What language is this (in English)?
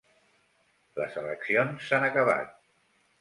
Catalan